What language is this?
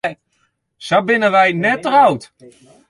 Western Frisian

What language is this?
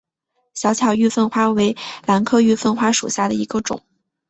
Chinese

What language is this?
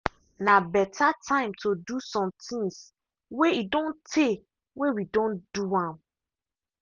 Nigerian Pidgin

